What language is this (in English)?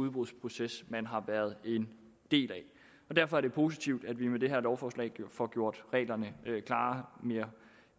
Danish